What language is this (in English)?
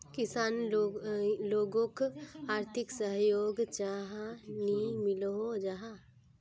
Magahi